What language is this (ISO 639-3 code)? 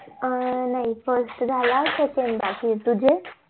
mar